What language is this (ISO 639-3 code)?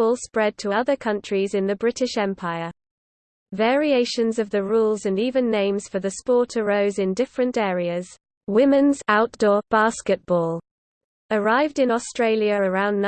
eng